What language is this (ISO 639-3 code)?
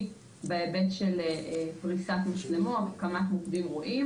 heb